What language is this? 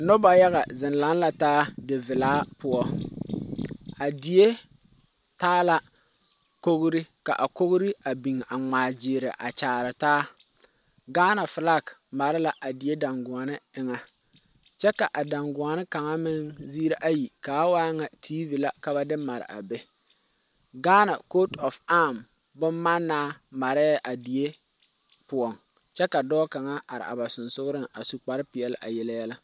Southern Dagaare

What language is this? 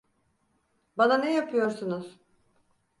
Turkish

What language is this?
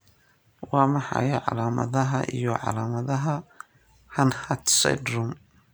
Somali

